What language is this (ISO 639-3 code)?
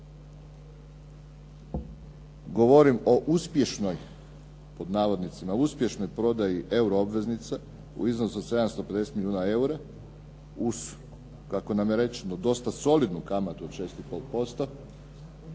hrv